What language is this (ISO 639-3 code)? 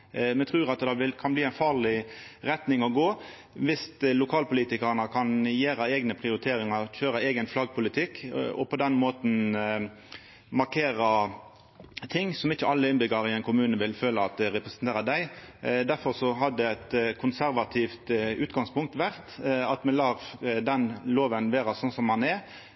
nno